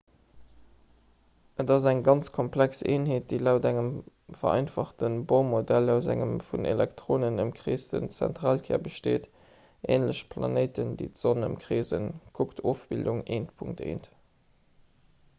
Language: Luxembourgish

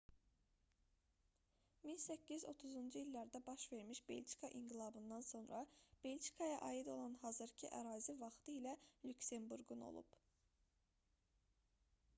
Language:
Azerbaijani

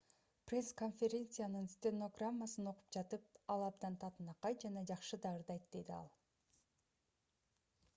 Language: Kyrgyz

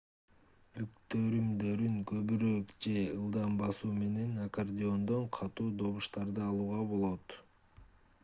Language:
Kyrgyz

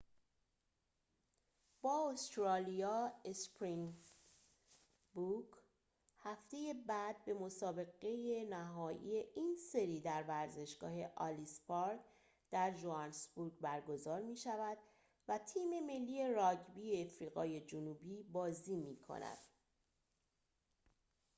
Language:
Persian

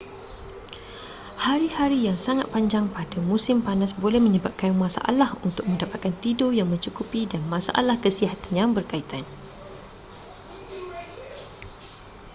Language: Malay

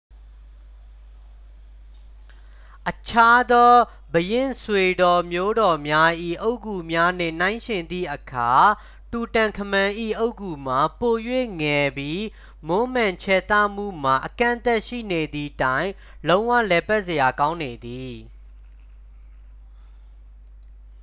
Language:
Burmese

